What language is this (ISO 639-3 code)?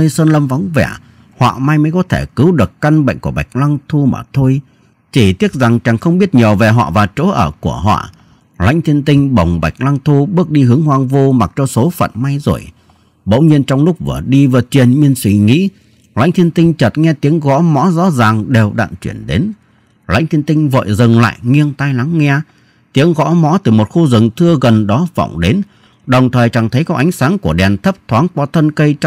vie